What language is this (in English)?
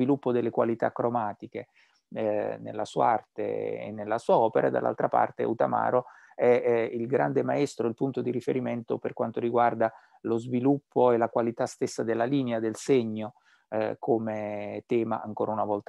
Italian